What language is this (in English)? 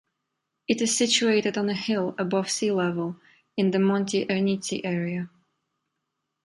English